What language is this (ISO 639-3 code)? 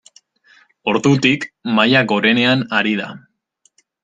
eus